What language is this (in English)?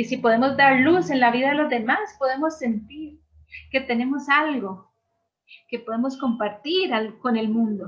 Spanish